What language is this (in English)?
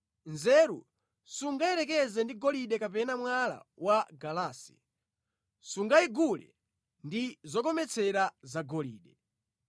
Nyanja